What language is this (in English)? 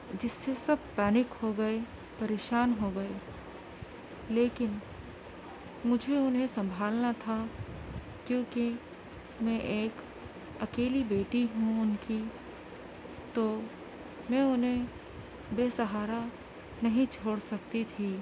Urdu